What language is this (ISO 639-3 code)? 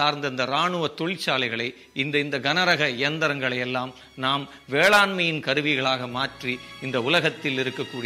tam